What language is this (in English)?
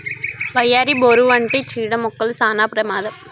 Telugu